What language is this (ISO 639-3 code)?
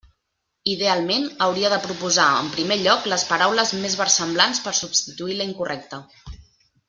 cat